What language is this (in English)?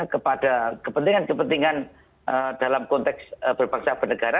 Indonesian